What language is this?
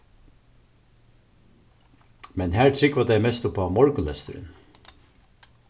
Faroese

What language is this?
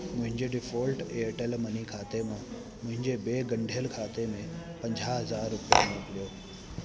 Sindhi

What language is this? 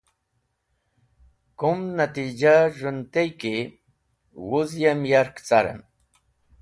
Wakhi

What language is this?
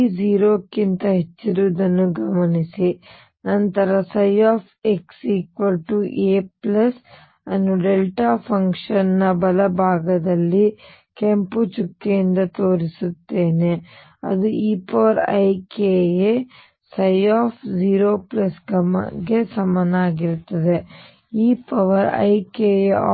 Kannada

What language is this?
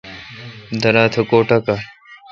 Kalkoti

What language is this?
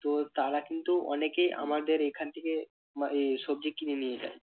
Bangla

